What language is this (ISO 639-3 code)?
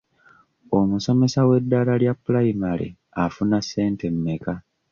lug